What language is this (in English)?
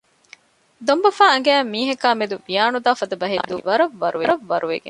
Divehi